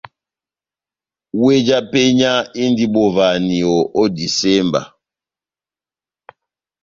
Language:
Batanga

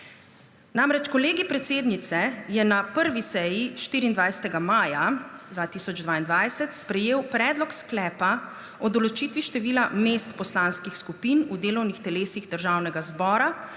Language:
Slovenian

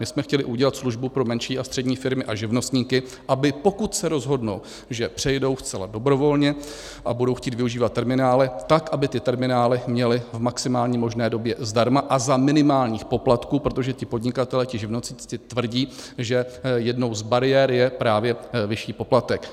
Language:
Czech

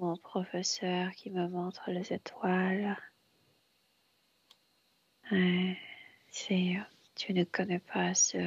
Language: French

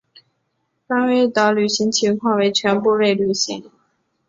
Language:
Chinese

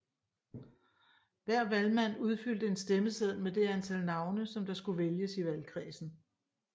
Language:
Danish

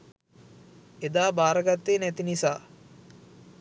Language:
Sinhala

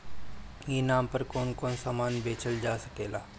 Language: Bhojpuri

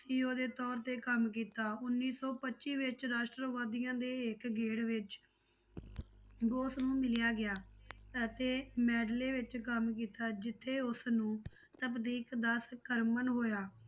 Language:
Punjabi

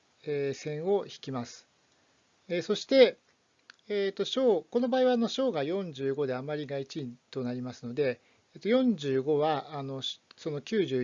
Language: Japanese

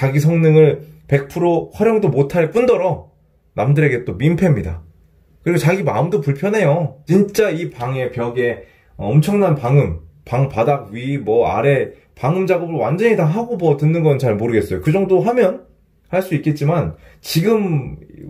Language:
Korean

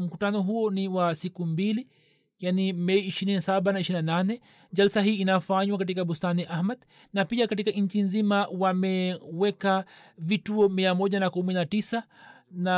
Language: Swahili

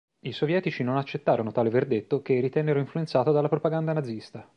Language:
Italian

